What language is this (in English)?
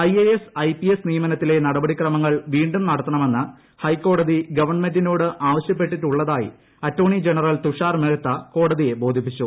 Malayalam